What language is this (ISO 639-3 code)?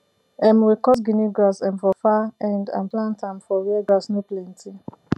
pcm